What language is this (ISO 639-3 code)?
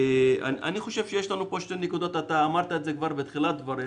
heb